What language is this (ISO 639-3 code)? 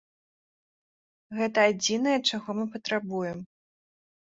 bel